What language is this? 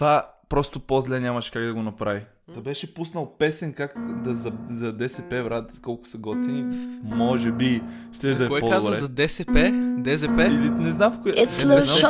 Bulgarian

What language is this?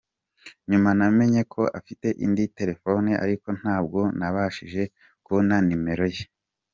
Kinyarwanda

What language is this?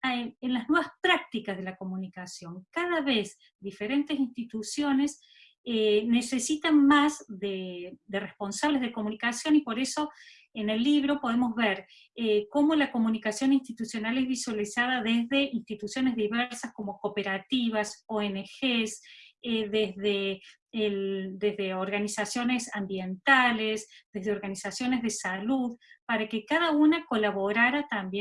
Spanish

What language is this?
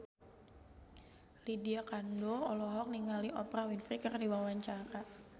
Sundanese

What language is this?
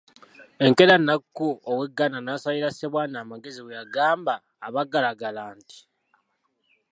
Ganda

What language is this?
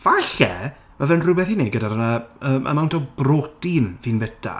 Welsh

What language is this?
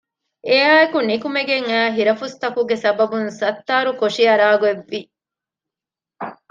Divehi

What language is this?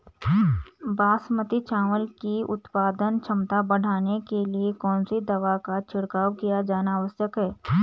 Hindi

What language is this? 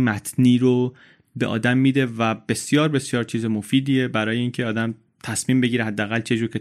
Persian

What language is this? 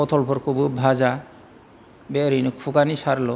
Bodo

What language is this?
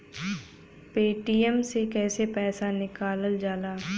Bhojpuri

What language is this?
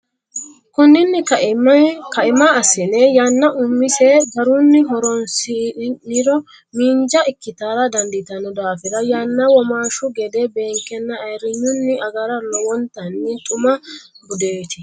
Sidamo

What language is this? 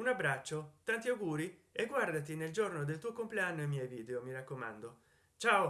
Italian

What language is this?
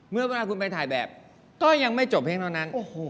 Thai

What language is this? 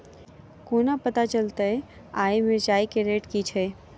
Maithili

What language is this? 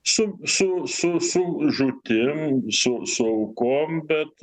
Lithuanian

